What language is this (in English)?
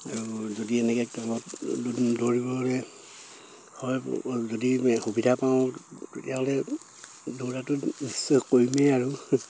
Assamese